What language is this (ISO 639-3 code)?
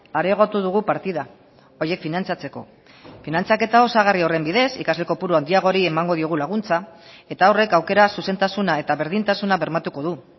eus